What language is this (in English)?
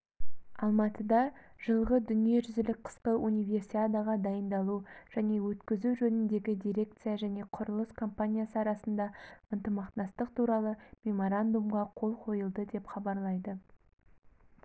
Kazakh